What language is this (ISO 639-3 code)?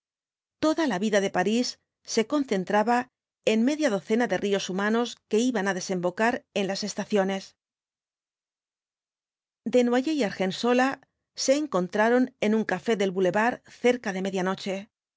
spa